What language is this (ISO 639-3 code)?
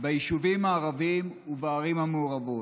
heb